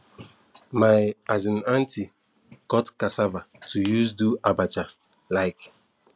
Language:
Nigerian Pidgin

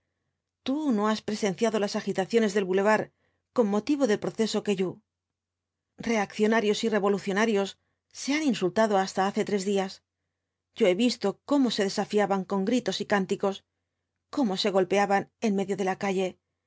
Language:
Spanish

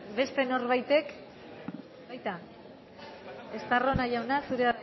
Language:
Basque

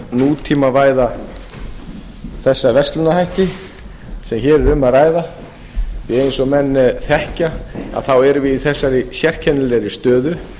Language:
Icelandic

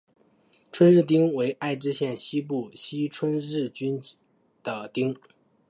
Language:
Chinese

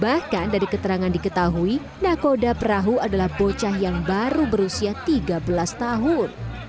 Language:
Indonesian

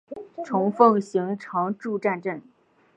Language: Chinese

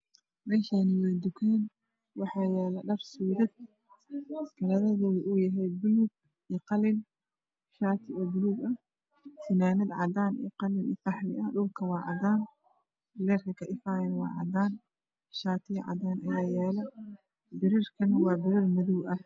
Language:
Somali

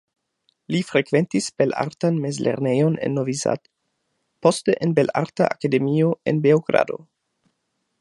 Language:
Esperanto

